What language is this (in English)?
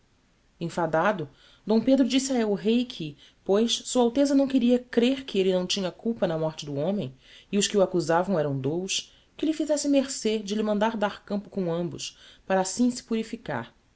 Portuguese